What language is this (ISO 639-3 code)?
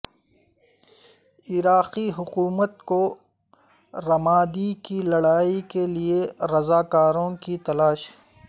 urd